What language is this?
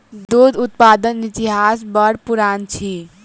Maithili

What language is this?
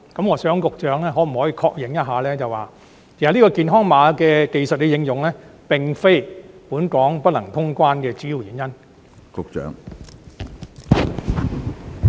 Cantonese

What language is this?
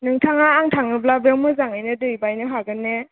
Bodo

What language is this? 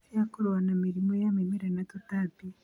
Kikuyu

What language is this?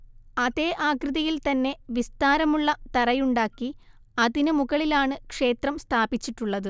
Malayalam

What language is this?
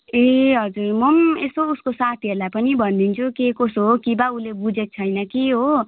Nepali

